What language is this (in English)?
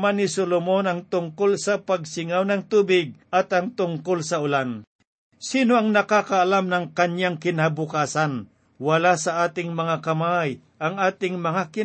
Filipino